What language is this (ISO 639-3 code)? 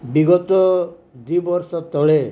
ori